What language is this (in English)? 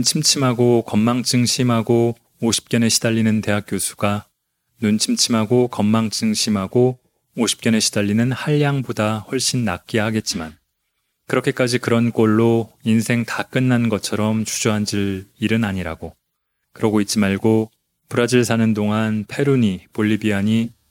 Korean